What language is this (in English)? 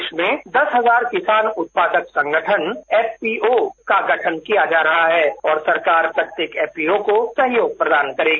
Hindi